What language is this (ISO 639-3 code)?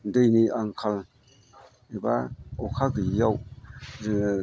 brx